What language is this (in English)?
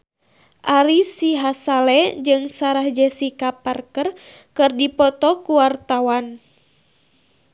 Sundanese